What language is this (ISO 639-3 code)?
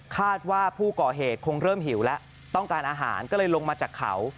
tha